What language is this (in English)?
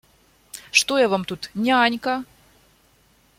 Russian